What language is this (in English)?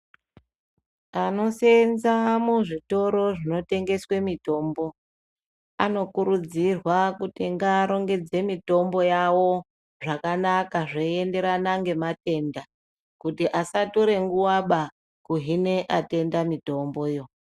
Ndau